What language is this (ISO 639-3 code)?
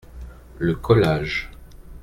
fra